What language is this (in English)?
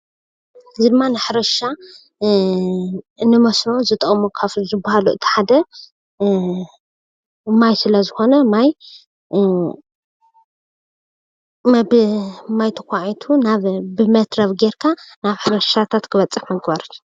Tigrinya